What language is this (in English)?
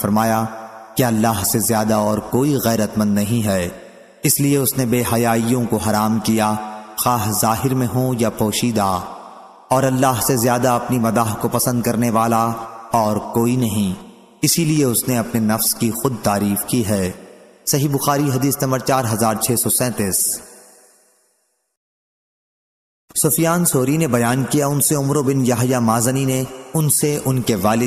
Hindi